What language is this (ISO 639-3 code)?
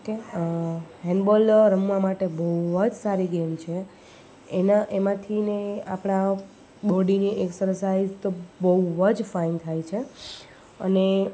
guj